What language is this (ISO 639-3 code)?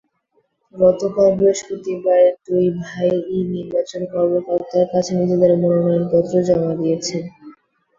ben